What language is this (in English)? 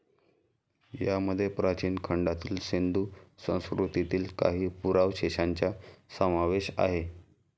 Marathi